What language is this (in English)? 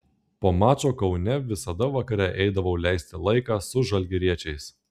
Lithuanian